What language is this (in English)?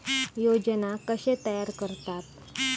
Marathi